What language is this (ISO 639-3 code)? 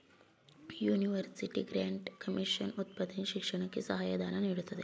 kan